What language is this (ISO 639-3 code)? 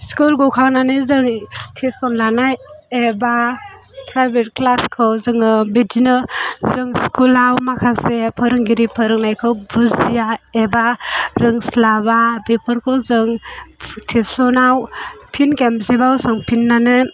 brx